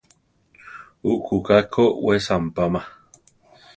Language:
Central Tarahumara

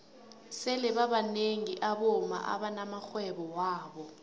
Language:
South Ndebele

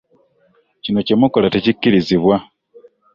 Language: Ganda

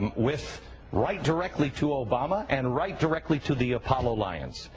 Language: English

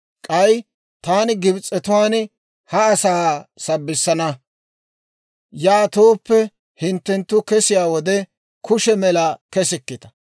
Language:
Dawro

